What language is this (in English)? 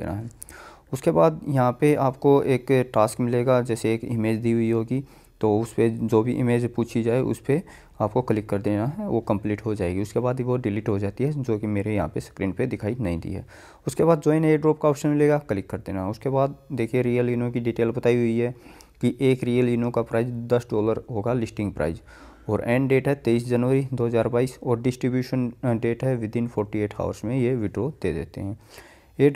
Hindi